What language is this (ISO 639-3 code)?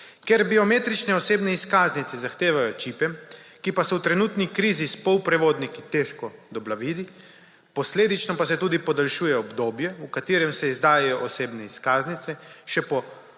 slv